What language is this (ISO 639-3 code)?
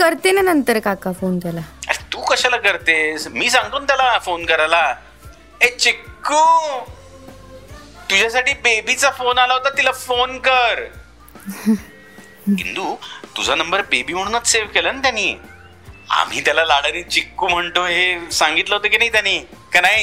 mar